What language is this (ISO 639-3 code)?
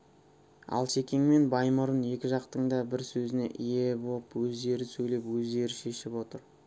kaz